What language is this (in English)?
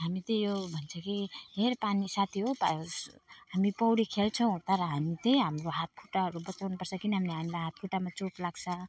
Nepali